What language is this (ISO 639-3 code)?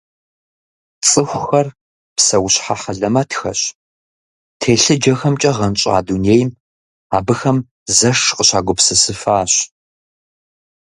kbd